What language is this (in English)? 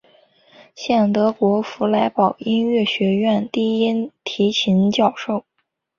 Chinese